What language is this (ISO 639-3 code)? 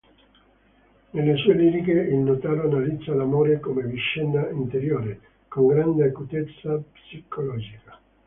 ita